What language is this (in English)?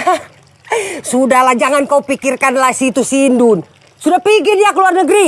Indonesian